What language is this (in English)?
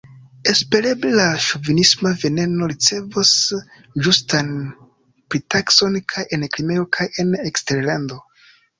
Esperanto